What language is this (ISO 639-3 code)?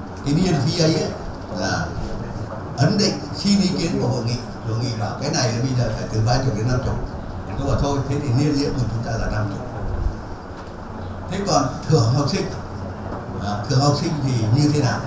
vie